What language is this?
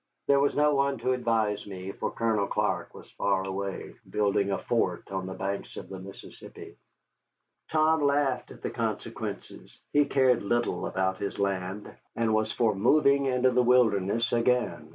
English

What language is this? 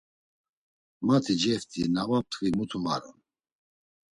Laz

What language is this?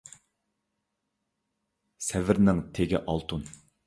Uyghur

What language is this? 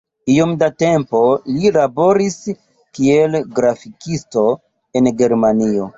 Esperanto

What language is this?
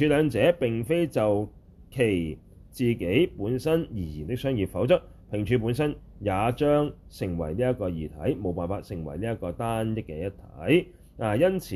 Chinese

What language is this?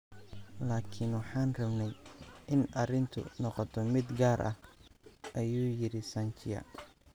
Somali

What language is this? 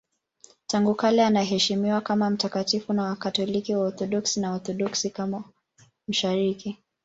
Swahili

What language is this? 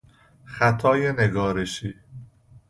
Persian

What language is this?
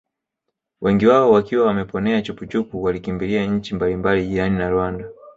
Swahili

